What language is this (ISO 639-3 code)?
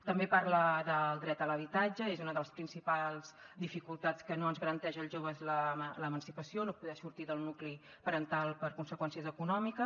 cat